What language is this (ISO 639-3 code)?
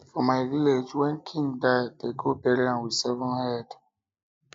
pcm